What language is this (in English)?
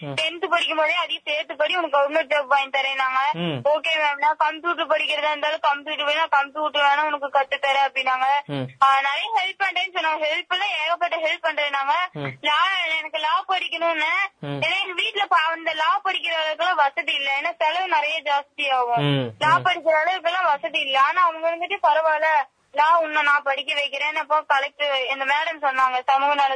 Tamil